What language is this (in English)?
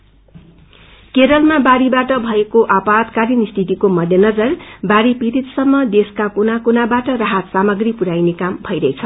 Nepali